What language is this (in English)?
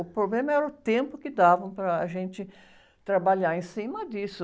Portuguese